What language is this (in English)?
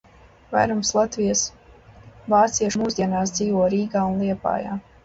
Latvian